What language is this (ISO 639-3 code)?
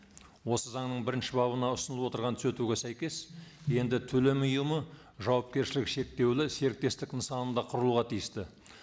kaz